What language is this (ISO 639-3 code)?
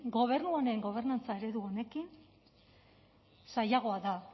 eus